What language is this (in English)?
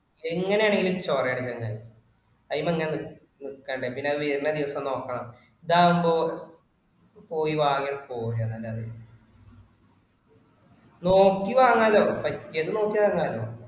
Malayalam